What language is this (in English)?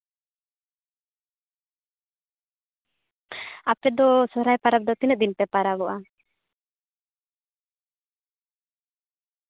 Santali